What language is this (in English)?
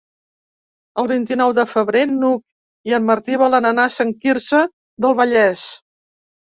Catalan